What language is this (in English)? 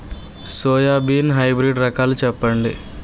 Telugu